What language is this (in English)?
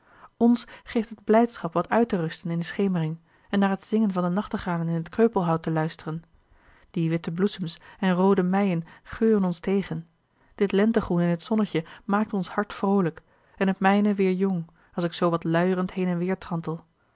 Dutch